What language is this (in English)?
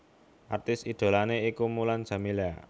Javanese